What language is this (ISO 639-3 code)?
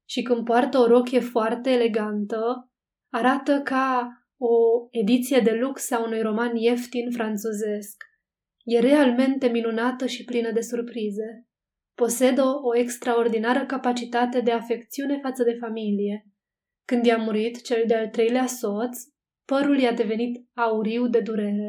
ron